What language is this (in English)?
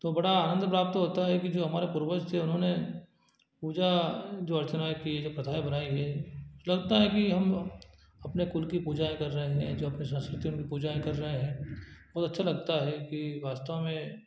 Hindi